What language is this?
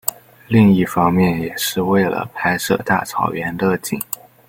Chinese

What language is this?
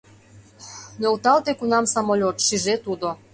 Mari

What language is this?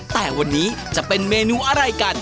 Thai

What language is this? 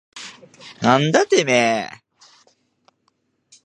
Japanese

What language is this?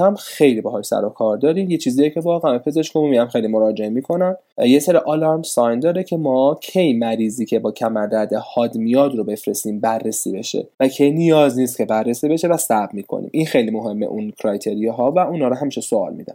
Persian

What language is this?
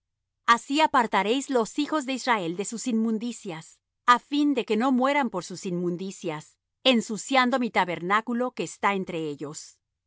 Spanish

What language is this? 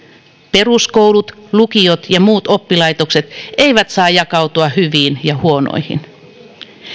Finnish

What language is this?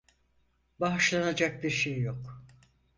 Turkish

